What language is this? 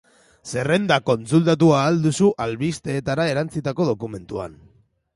Basque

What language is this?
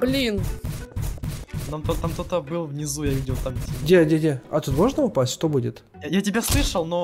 Russian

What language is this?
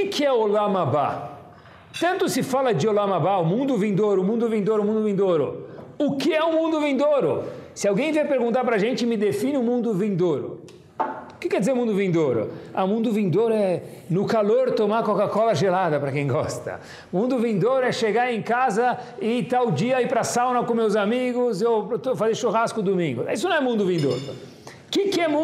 Portuguese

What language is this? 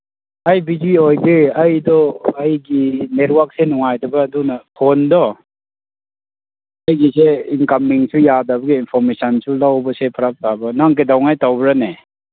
Manipuri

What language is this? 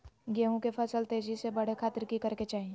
Magahi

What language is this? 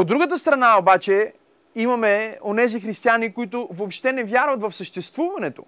Bulgarian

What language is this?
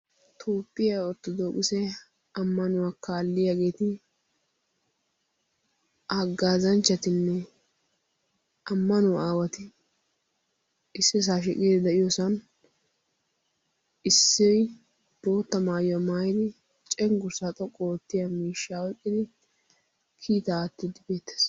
Wolaytta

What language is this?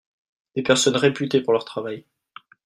French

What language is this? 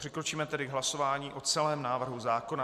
Czech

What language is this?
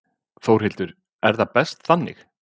Icelandic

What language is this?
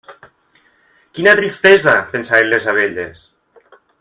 Catalan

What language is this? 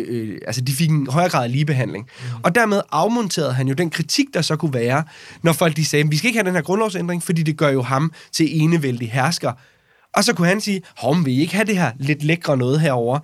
Danish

